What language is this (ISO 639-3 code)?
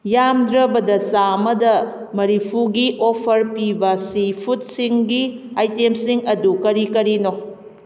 mni